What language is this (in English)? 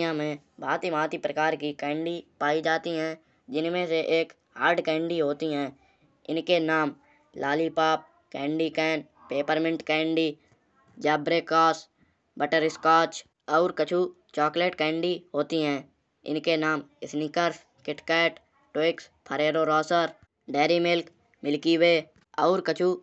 Kanauji